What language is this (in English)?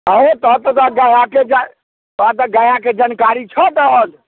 Maithili